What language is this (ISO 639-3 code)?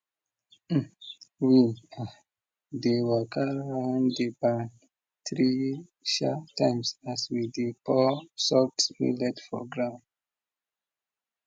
pcm